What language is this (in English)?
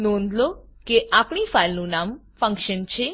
Gujarati